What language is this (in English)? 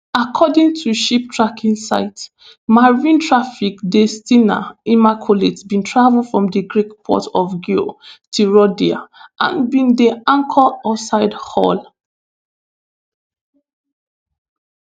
Nigerian Pidgin